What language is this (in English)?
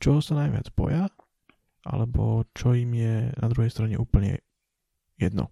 Slovak